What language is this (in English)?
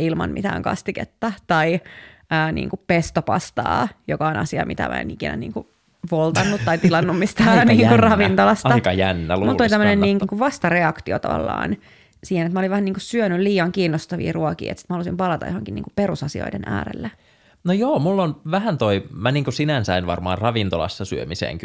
Finnish